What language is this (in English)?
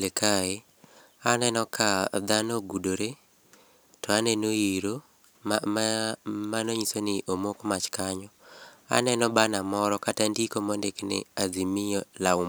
Luo (Kenya and Tanzania)